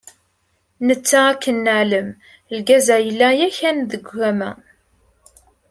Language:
Kabyle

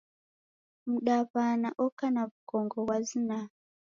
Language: Taita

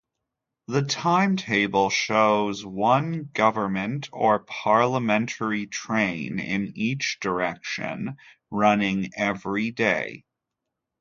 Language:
English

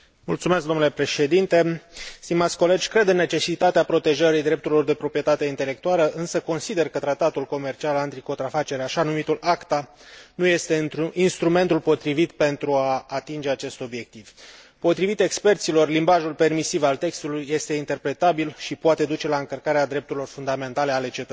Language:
Romanian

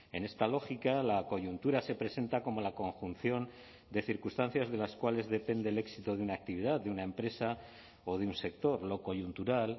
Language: Spanish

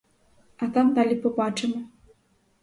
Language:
Ukrainian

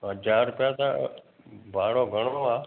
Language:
Sindhi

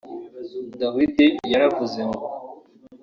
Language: Kinyarwanda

